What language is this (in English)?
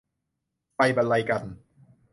Thai